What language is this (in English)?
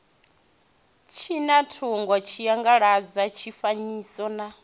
Venda